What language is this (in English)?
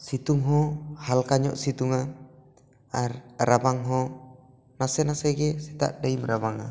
Santali